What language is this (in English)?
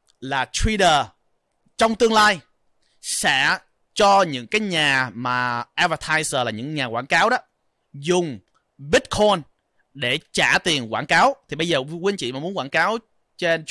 Vietnamese